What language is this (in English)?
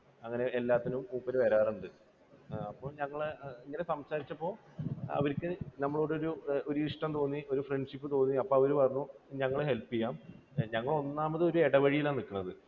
Malayalam